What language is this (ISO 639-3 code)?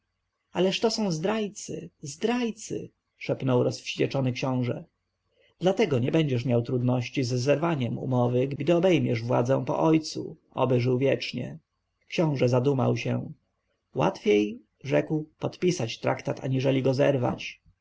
pol